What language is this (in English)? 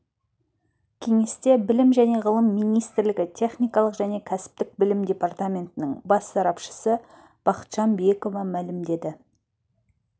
Kazakh